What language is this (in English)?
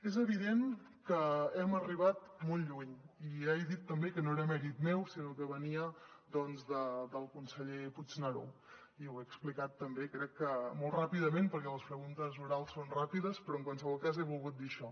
Catalan